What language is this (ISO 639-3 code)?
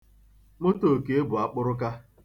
ibo